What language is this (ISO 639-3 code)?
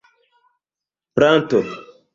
epo